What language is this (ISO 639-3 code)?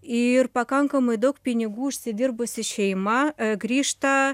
lit